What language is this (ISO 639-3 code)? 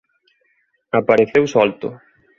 glg